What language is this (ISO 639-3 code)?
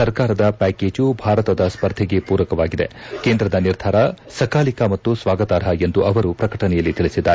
kan